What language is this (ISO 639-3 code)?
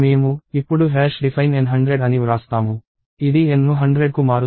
tel